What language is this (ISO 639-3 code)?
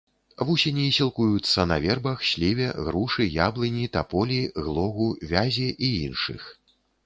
bel